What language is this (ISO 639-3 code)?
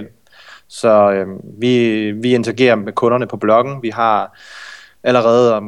dan